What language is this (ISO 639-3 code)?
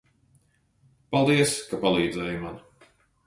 lav